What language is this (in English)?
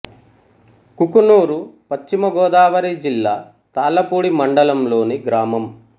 Telugu